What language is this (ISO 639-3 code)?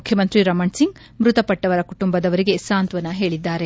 kan